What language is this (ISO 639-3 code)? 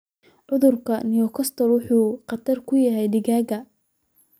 som